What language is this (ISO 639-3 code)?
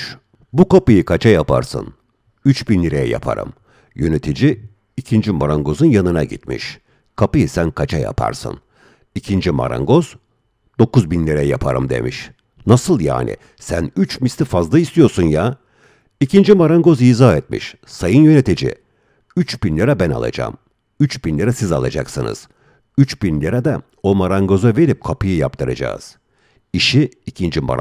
tur